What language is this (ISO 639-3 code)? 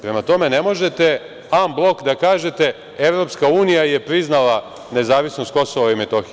srp